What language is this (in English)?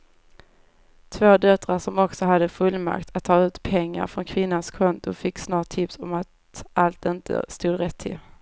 Swedish